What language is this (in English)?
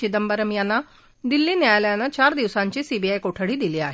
Marathi